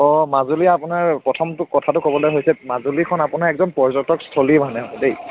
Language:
Assamese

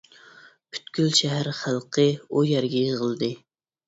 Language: Uyghur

